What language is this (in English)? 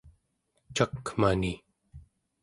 Central Yupik